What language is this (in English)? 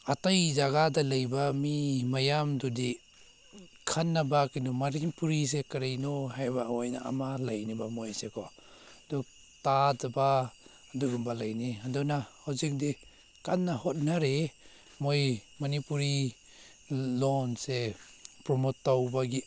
Manipuri